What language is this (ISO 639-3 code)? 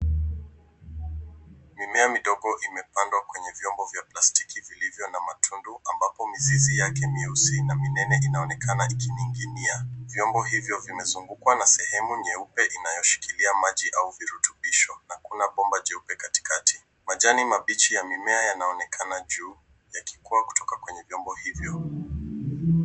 swa